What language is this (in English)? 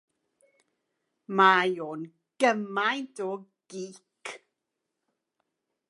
Welsh